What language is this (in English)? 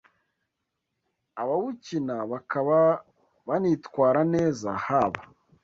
Kinyarwanda